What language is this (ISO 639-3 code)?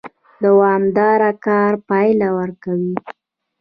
pus